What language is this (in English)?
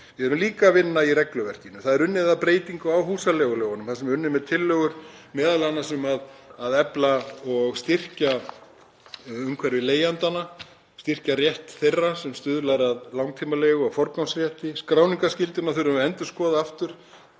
Icelandic